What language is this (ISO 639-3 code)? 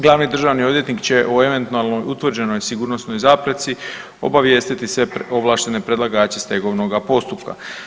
hrv